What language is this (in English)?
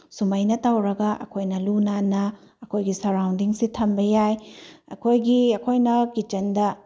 Manipuri